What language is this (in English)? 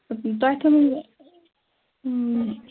Kashmiri